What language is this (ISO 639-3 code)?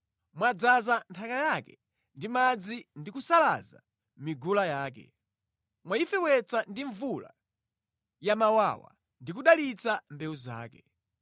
nya